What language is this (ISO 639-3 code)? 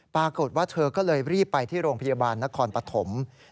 tha